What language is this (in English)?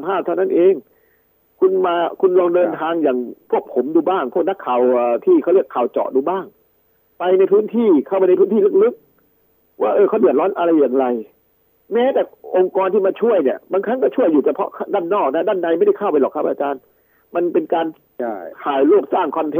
Thai